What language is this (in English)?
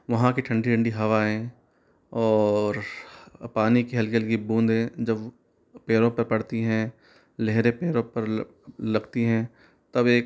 Hindi